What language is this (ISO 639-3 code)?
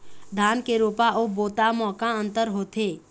hne